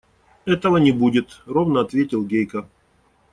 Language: Russian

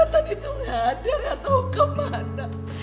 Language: Indonesian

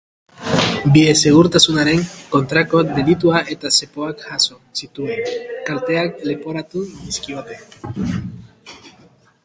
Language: Basque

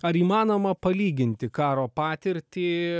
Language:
Lithuanian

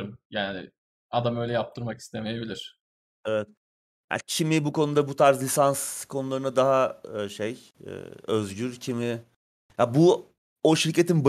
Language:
Turkish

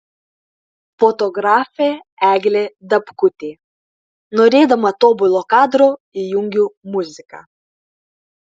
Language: Lithuanian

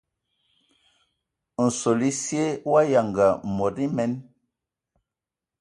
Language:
Ewondo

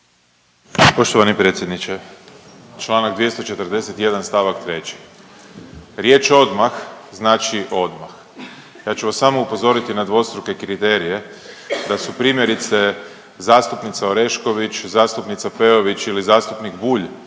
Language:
Croatian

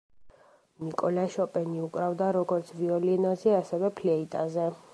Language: Georgian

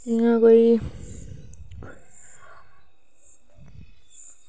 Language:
Dogri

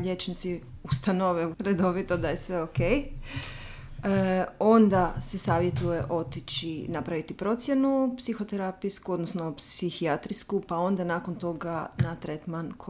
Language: Croatian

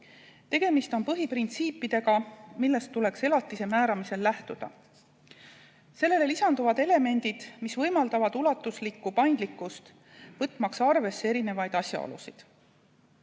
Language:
Estonian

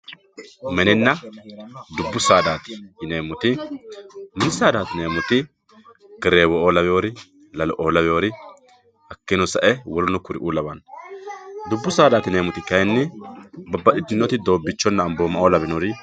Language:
Sidamo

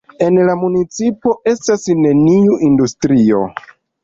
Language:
Esperanto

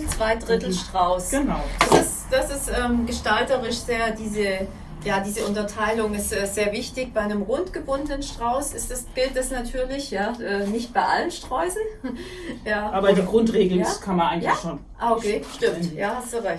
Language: German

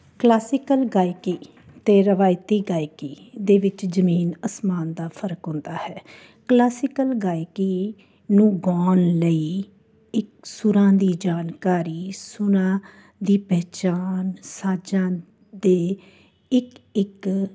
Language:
Punjabi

